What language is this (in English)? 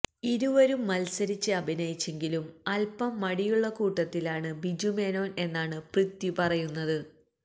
Malayalam